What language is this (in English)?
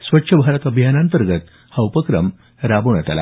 Marathi